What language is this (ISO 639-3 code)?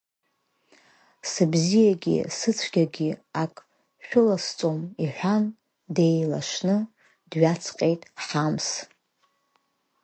abk